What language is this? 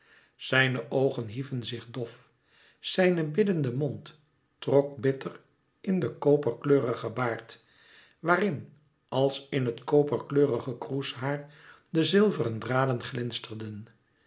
Dutch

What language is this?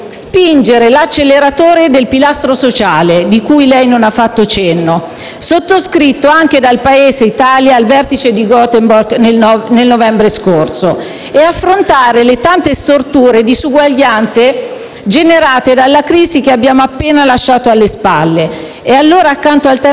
Italian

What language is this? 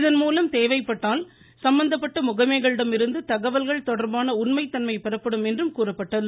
Tamil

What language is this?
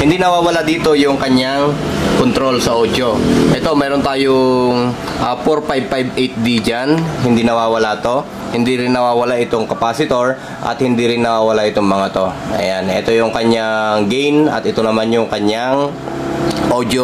Filipino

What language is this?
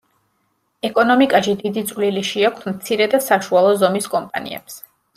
Georgian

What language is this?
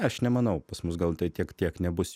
Lithuanian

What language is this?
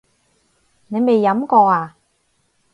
Cantonese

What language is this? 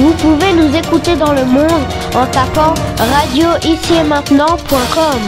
French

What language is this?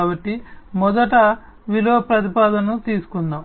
Telugu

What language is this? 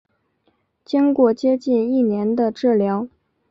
Chinese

